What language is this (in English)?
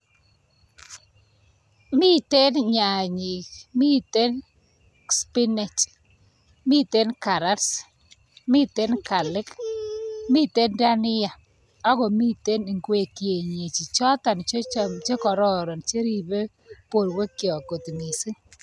Kalenjin